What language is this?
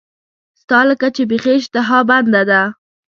Pashto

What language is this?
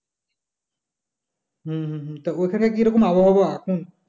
Bangla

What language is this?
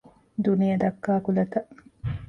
Divehi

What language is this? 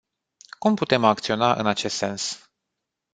Romanian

